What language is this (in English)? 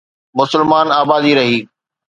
Sindhi